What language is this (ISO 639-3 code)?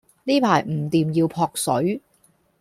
yue